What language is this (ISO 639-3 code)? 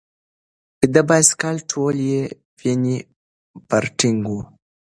pus